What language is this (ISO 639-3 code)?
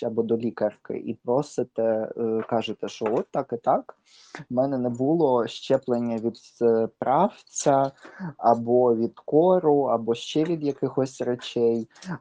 ukr